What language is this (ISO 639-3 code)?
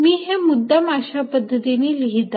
mar